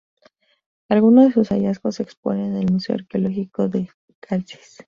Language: Spanish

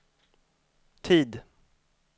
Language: Swedish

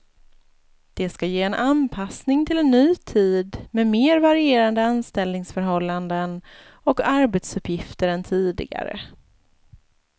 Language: Swedish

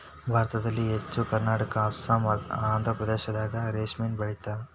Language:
Kannada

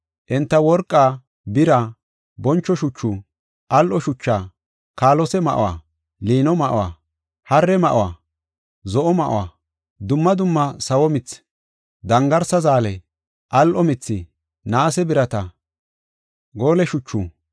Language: Gofa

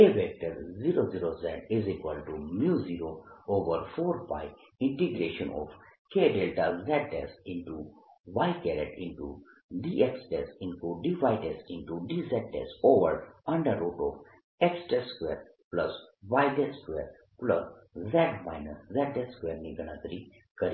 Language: Gujarati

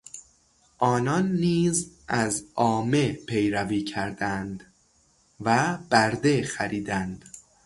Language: Persian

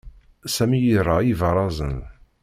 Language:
Kabyle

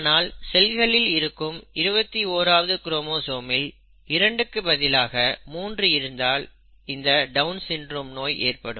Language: Tamil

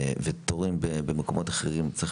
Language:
Hebrew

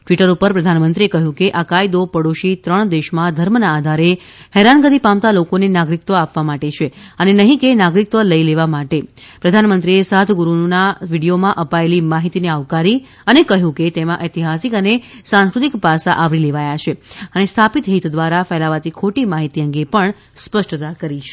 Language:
Gujarati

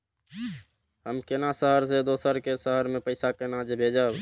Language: Maithili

